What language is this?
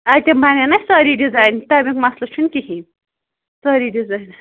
Kashmiri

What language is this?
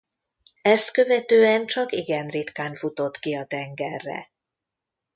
Hungarian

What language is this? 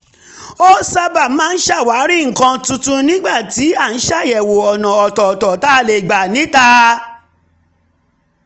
Yoruba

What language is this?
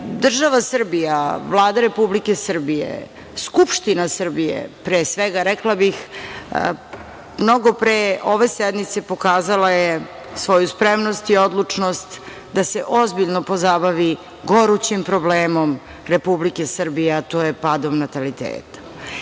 Serbian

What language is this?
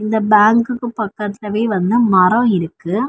Tamil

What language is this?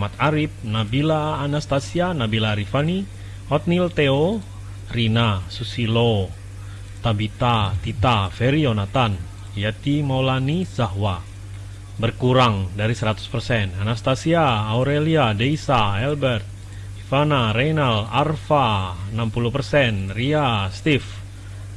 Indonesian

